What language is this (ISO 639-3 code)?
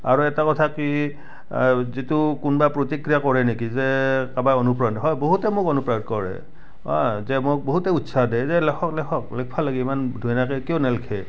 asm